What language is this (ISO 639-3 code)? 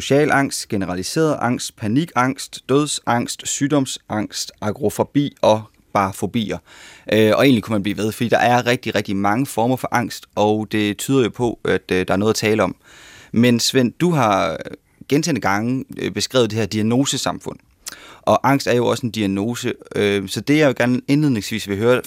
dan